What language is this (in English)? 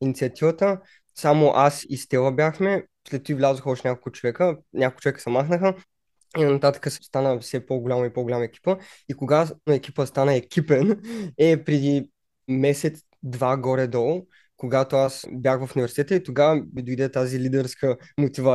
Bulgarian